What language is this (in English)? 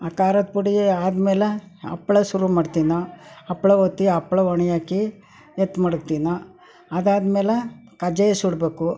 Kannada